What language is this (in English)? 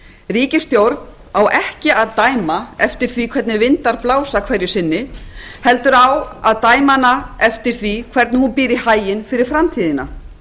Icelandic